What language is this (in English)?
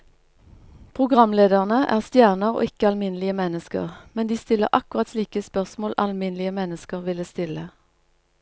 Norwegian